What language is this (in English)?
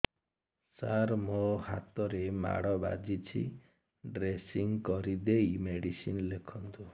Odia